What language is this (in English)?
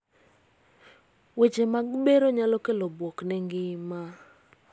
Luo (Kenya and Tanzania)